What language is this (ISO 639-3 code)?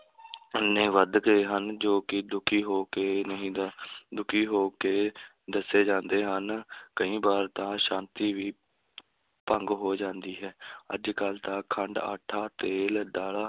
pan